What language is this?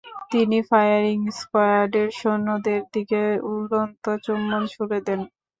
Bangla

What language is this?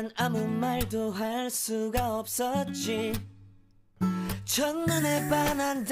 Portuguese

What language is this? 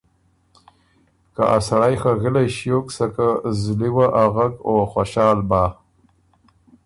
Ormuri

